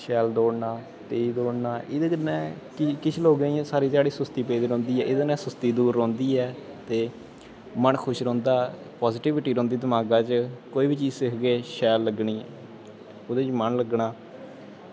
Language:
Dogri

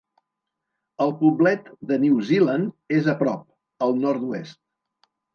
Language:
Catalan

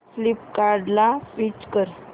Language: Marathi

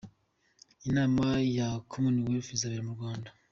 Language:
Kinyarwanda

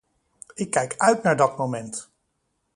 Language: Dutch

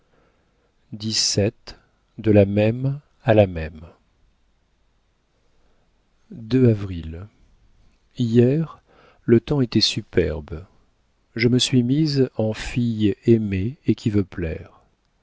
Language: French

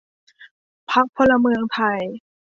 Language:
Thai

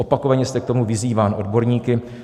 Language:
Czech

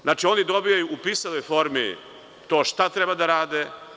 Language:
Serbian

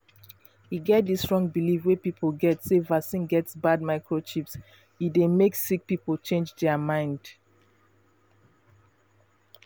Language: Nigerian Pidgin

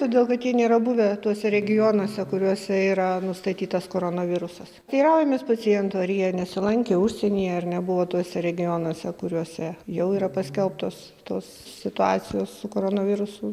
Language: Lithuanian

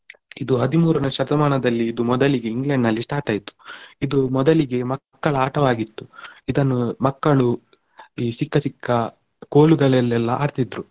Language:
Kannada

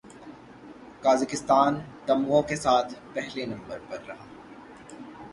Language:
Urdu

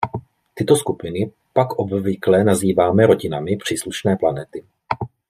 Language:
Czech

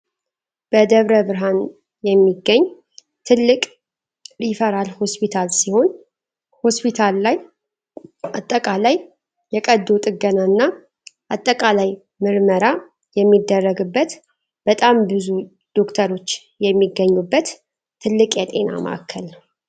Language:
Amharic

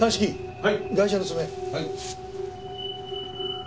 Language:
Japanese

